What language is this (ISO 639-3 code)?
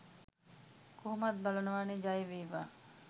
sin